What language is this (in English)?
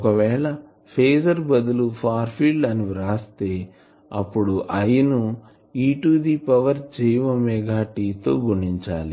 Telugu